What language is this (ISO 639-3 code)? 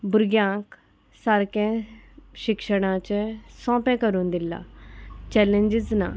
kok